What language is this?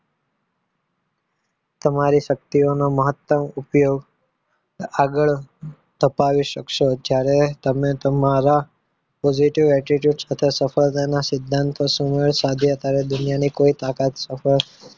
Gujarati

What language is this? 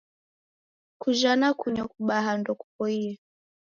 Taita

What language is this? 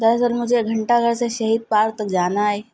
Urdu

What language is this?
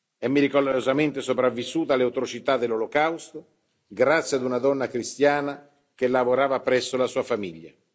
Italian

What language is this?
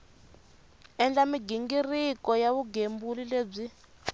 Tsonga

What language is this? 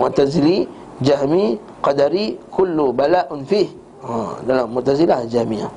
Malay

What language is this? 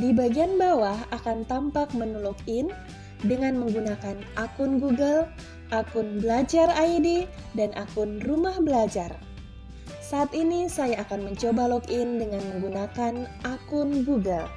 Indonesian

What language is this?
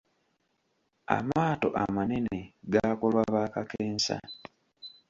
Ganda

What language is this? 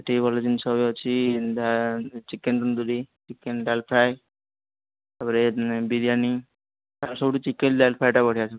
Odia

